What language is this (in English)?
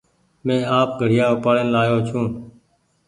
Goaria